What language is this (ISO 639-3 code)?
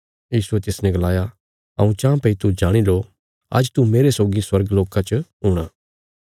kfs